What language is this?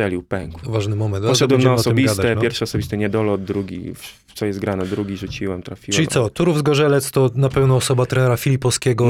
Polish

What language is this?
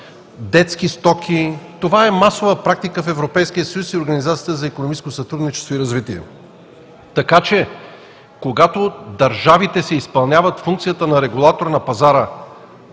Bulgarian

